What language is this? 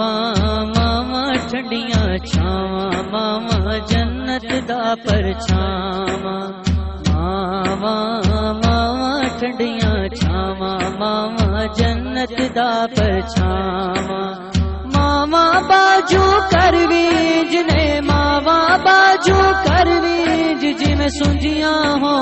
Hindi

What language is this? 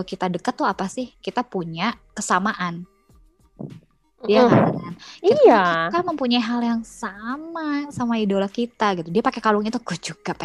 Indonesian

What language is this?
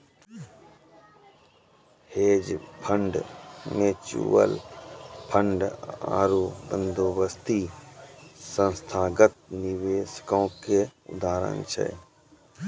Maithili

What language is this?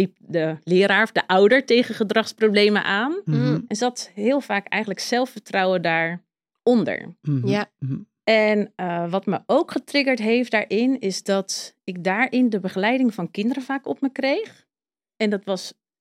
Dutch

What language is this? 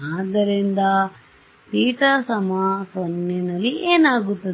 Kannada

